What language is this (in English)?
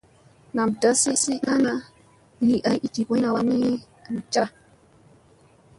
Musey